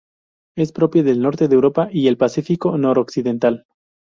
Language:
Spanish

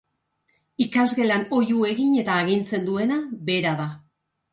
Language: Basque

